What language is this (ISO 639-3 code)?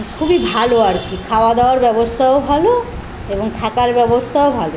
ben